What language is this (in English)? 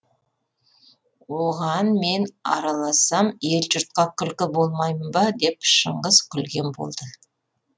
Kazakh